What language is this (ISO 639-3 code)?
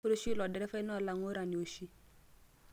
mas